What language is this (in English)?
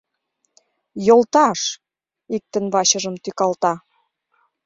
Mari